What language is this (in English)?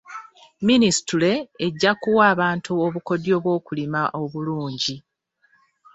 Ganda